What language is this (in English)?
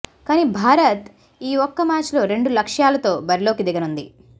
Telugu